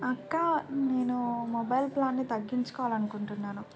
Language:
Telugu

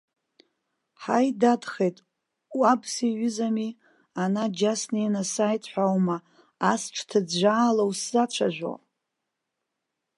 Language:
Abkhazian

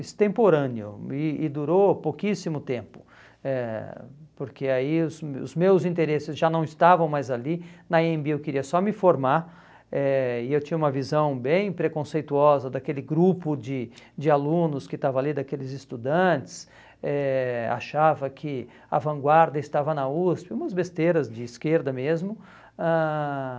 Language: Portuguese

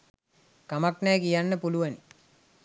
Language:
Sinhala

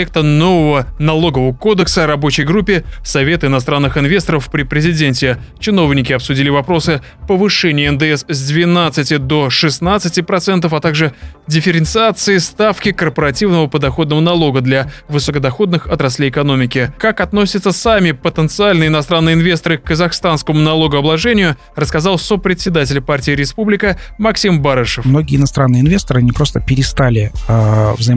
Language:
Russian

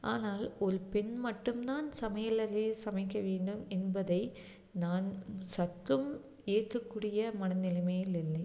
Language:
Tamil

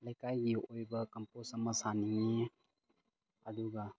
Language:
Manipuri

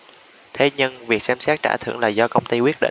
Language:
Vietnamese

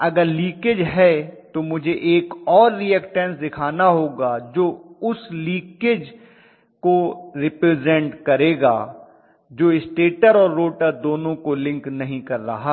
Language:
Hindi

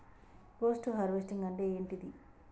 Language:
Telugu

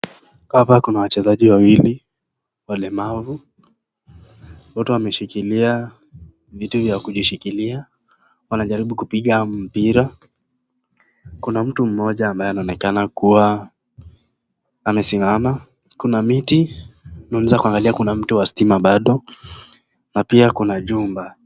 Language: Swahili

